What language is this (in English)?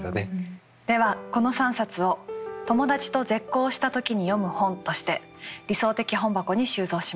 Japanese